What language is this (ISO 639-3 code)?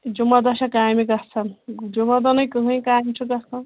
kas